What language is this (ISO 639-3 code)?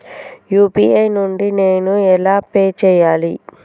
tel